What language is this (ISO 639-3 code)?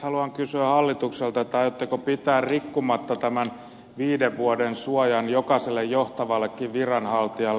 fin